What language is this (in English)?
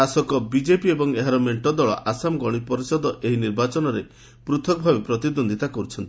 Odia